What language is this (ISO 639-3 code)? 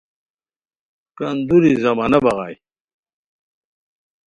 khw